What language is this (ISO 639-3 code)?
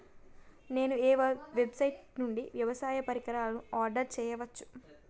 tel